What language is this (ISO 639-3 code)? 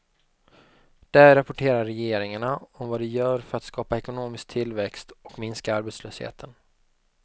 swe